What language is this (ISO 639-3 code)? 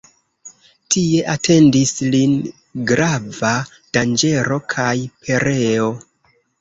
epo